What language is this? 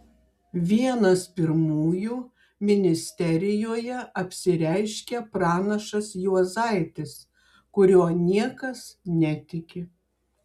Lithuanian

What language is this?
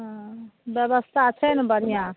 Maithili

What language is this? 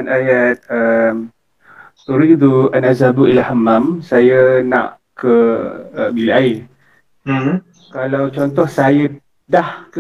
Malay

